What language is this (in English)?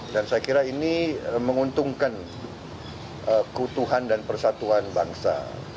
Indonesian